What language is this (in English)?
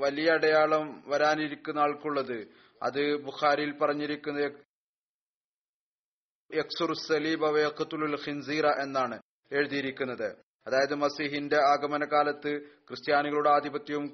Malayalam